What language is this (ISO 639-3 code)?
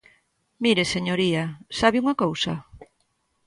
glg